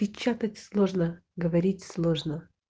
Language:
Russian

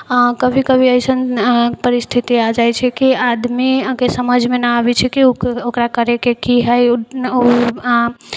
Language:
Maithili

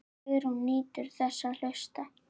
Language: Icelandic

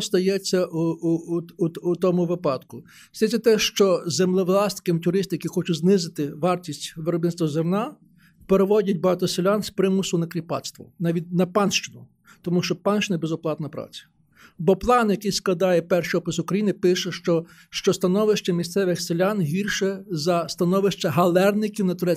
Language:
Ukrainian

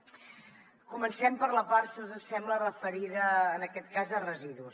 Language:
Catalan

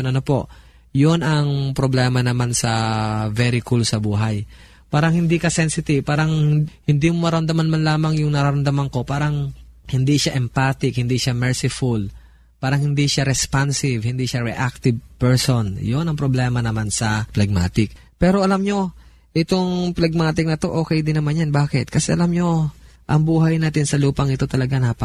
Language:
Filipino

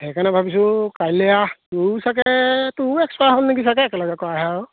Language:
Assamese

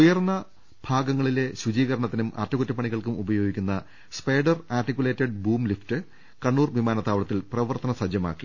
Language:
Malayalam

